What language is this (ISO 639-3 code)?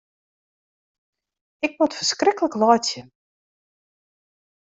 fry